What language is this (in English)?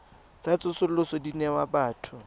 Tswana